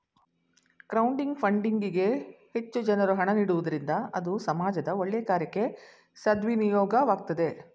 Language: Kannada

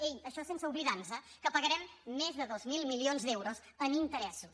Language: Catalan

